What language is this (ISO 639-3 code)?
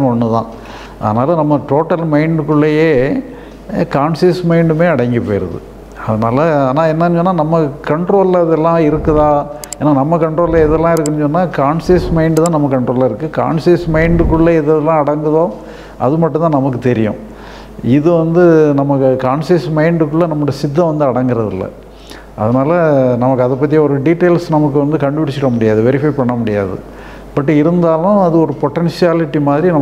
tam